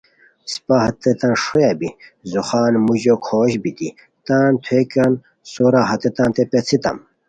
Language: Khowar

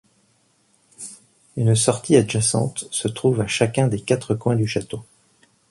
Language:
French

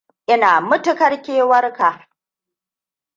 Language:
Hausa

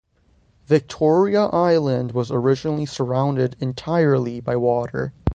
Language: English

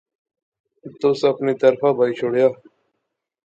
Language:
Pahari-Potwari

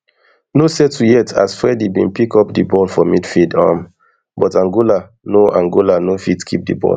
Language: Nigerian Pidgin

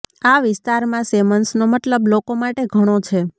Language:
Gujarati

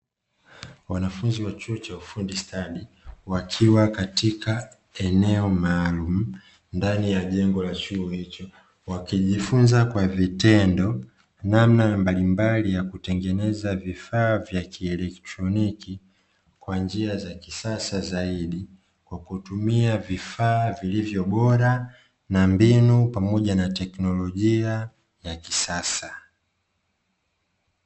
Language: Swahili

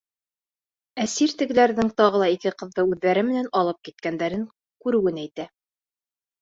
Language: Bashkir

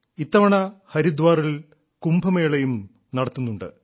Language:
Malayalam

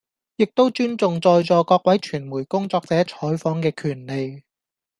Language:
Cantonese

